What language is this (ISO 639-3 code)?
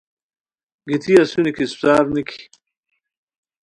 khw